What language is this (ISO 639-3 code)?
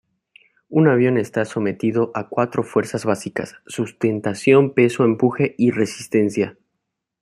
spa